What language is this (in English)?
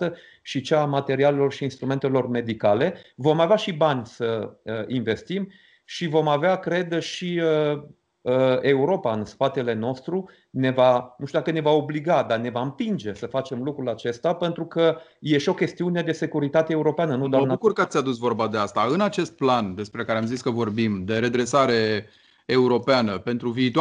Romanian